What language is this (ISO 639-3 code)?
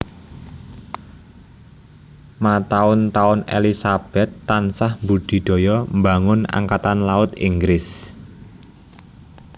jav